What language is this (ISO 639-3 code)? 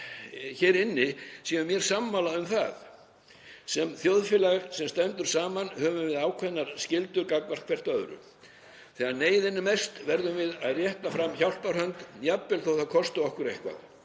isl